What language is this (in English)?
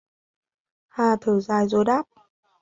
Vietnamese